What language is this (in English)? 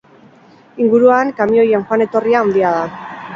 Basque